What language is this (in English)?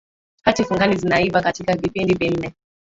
Swahili